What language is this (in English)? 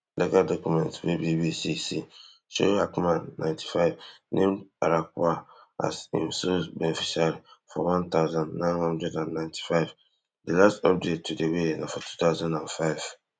Nigerian Pidgin